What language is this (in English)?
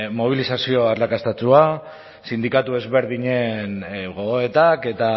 Basque